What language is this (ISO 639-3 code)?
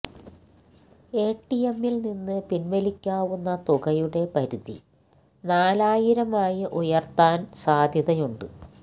mal